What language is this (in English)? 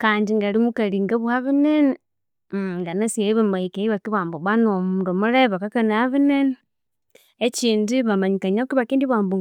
Konzo